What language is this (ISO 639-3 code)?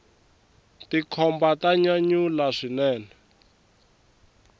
tso